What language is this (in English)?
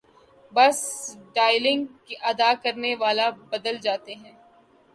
Urdu